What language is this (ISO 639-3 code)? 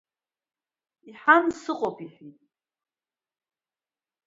abk